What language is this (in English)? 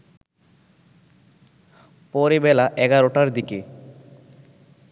Bangla